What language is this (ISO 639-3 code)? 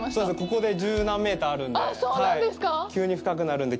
jpn